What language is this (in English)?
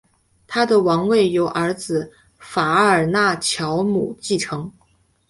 Chinese